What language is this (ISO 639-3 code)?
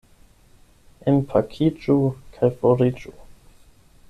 epo